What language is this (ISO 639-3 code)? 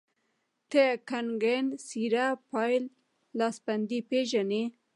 pus